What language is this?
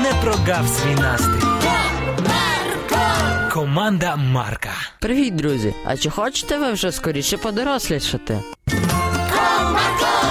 Ukrainian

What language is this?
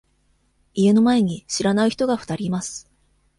Japanese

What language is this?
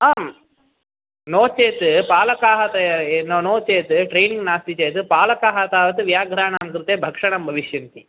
Sanskrit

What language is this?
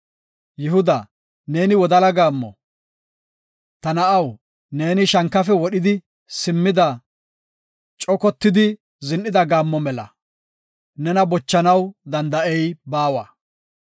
Gofa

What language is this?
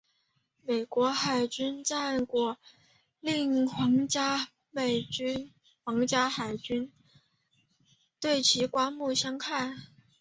Chinese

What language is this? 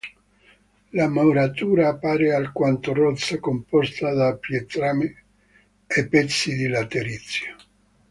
Italian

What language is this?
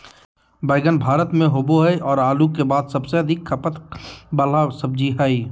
Magahi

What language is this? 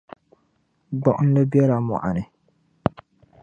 Dagbani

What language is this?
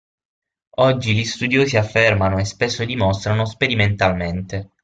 Italian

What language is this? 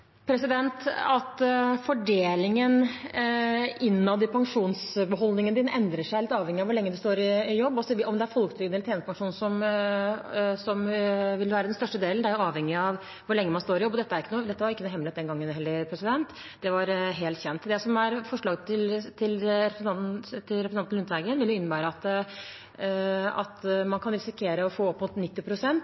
Norwegian Bokmål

